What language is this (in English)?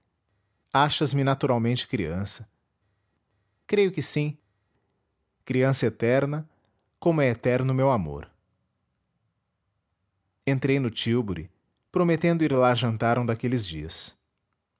Portuguese